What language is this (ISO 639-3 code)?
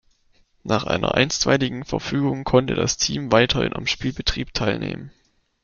deu